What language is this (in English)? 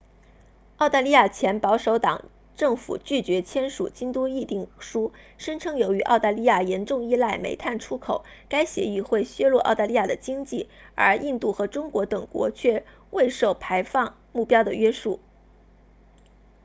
Chinese